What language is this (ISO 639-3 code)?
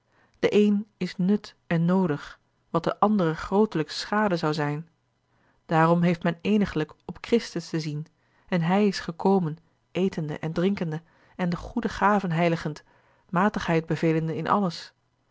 nld